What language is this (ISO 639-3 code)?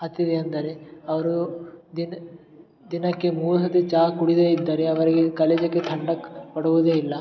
kan